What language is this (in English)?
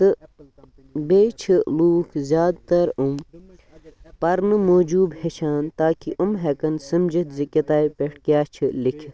Kashmiri